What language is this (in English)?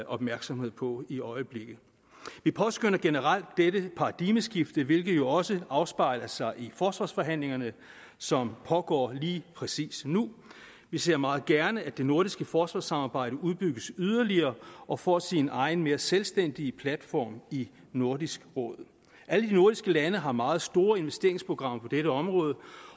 Danish